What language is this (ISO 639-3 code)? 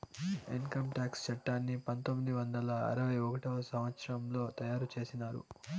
tel